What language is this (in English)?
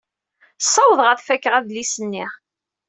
Kabyle